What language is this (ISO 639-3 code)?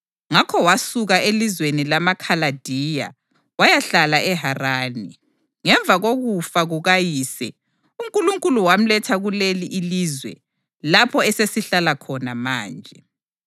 nde